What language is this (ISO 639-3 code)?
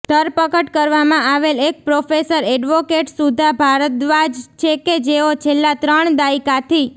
guj